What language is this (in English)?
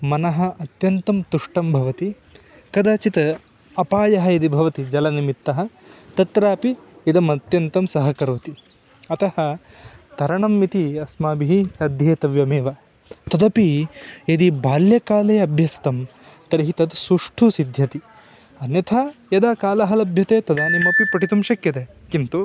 Sanskrit